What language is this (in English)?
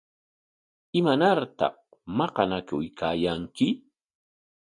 Corongo Ancash Quechua